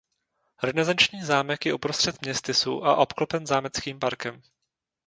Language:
Czech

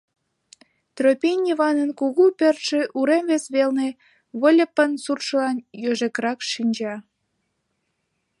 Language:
Mari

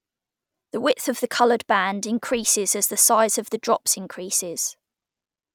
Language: English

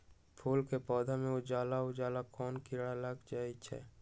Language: Magahi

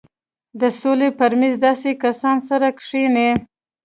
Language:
Pashto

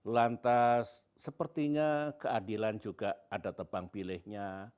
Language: Indonesian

